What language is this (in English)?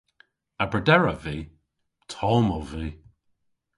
Cornish